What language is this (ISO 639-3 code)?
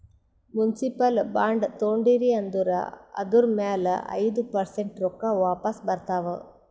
kan